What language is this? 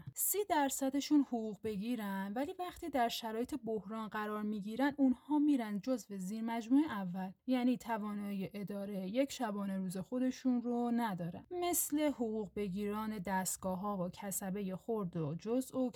Persian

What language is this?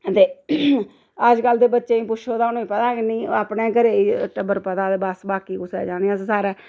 Dogri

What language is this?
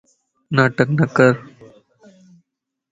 Lasi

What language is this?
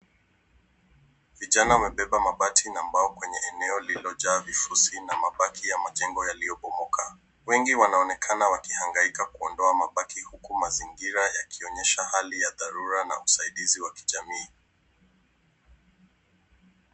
Swahili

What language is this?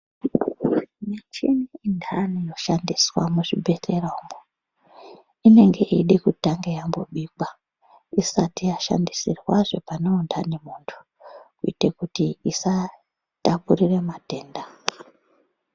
Ndau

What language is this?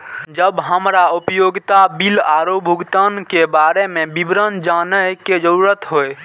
Maithili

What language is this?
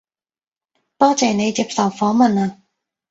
Cantonese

